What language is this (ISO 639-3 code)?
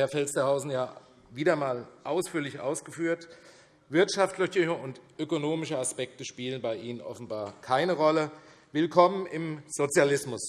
deu